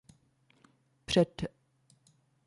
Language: Czech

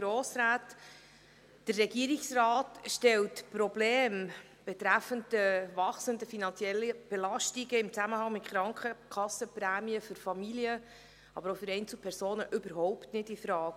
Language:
Swiss German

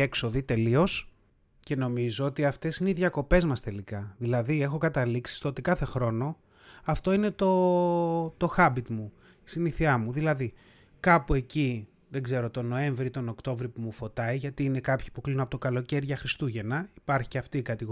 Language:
Greek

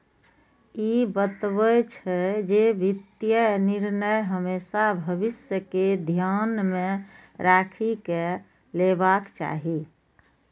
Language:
Maithili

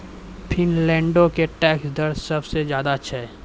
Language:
Maithili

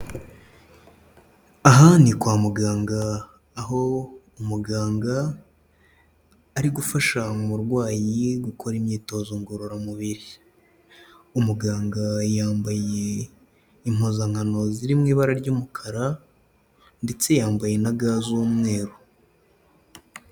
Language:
Kinyarwanda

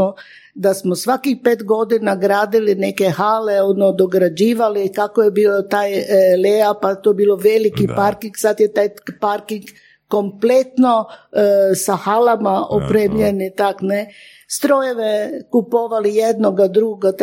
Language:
Croatian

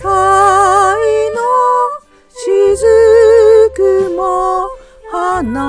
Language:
Japanese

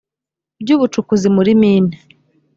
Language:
Kinyarwanda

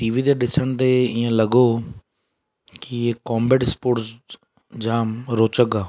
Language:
Sindhi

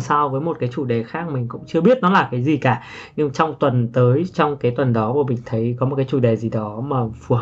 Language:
Vietnamese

